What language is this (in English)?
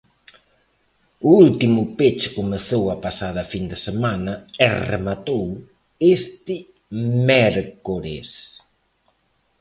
Galician